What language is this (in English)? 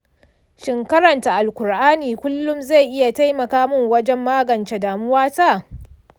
Hausa